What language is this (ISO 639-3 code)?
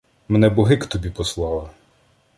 ukr